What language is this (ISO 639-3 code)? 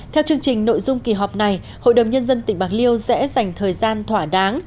vie